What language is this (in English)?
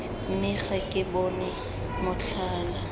Tswana